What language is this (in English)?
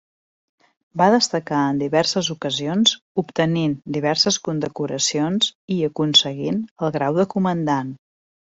Catalan